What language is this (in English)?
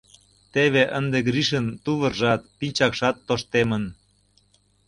Mari